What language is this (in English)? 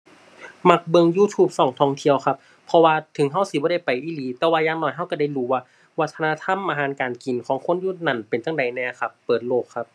Thai